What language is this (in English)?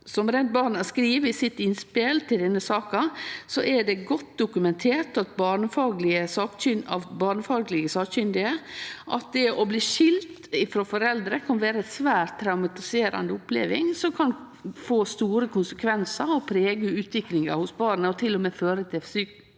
Norwegian